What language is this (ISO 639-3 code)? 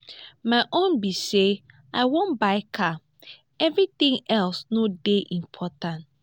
pcm